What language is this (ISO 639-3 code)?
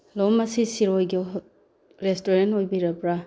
mni